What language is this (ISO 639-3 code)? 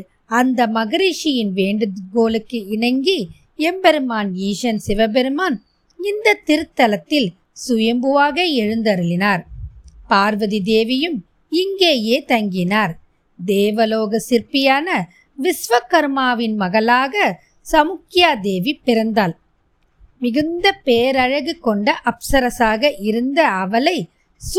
tam